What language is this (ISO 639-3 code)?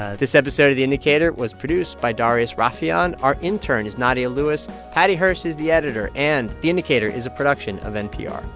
eng